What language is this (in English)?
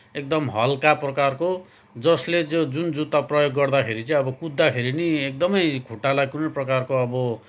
Nepali